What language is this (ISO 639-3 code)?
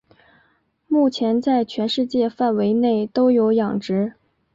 zho